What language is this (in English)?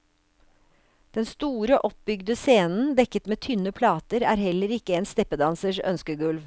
Norwegian